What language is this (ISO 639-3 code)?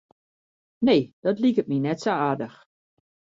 fry